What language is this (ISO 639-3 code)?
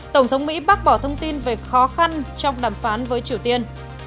vie